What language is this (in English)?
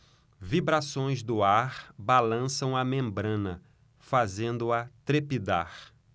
Portuguese